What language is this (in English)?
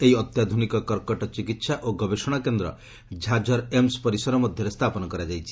Odia